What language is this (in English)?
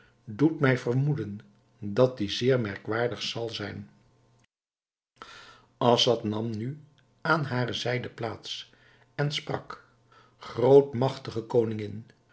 Dutch